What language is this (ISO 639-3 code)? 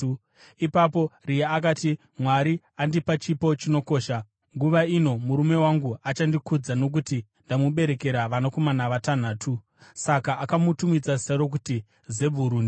sna